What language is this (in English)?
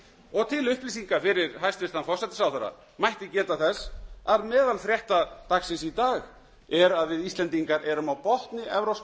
Icelandic